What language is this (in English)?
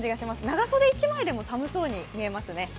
Japanese